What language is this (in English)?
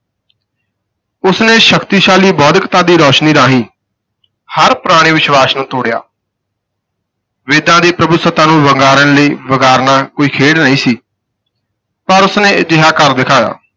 Punjabi